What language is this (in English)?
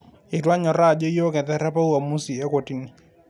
Masai